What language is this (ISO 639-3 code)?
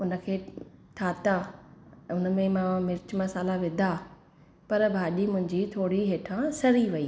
snd